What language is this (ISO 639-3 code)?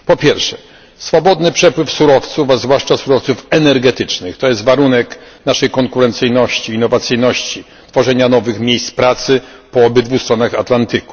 pol